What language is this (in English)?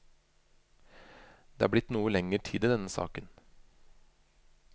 Norwegian